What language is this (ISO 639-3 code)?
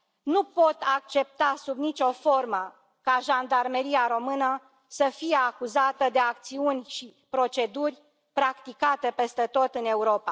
ron